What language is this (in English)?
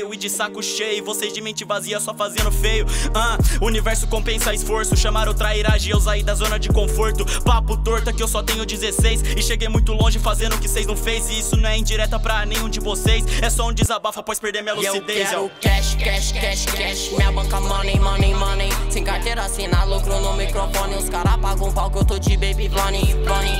Portuguese